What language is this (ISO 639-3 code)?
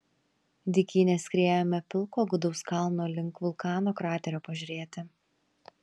lit